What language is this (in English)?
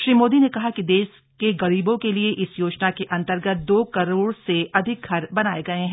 Hindi